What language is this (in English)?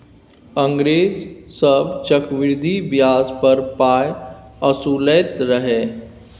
Maithili